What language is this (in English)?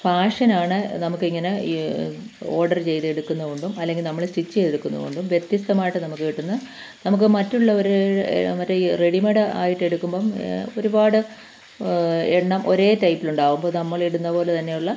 Malayalam